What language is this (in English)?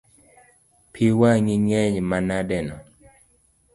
Luo (Kenya and Tanzania)